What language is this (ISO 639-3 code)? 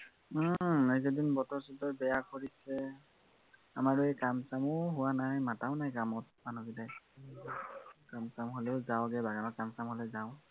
asm